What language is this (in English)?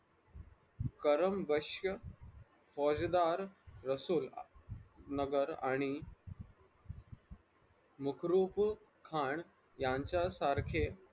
Marathi